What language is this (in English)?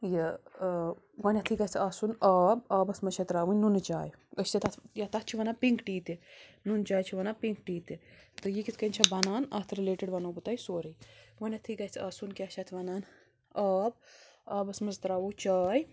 Kashmiri